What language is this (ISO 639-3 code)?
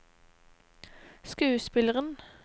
nor